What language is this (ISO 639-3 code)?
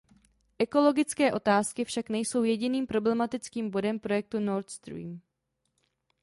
ces